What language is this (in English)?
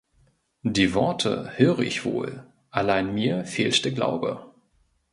German